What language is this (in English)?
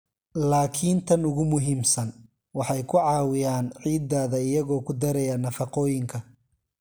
Somali